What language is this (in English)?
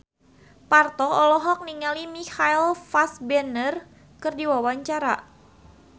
Sundanese